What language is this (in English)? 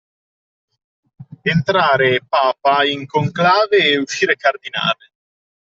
Italian